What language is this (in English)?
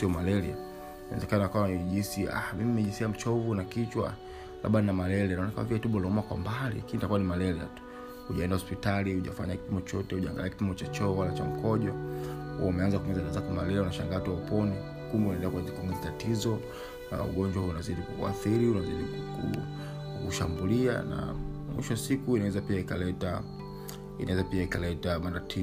Swahili